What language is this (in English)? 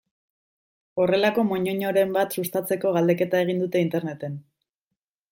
Basque